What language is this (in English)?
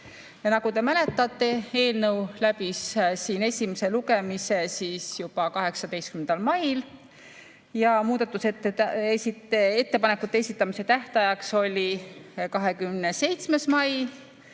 Estonian